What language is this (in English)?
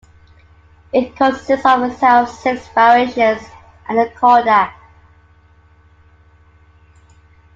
English